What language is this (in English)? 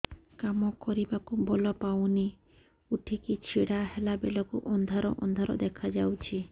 Odia